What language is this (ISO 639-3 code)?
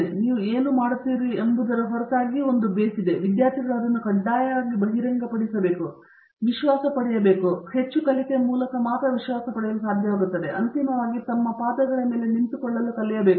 kan